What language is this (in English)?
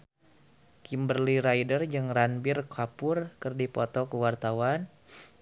Sundanese